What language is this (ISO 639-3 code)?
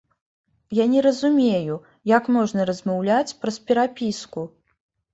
bel